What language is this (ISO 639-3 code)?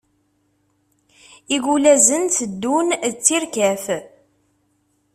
kab